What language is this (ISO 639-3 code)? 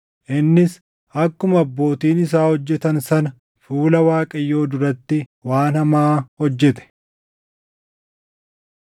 orm